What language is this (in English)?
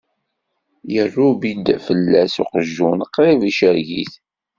Kabyle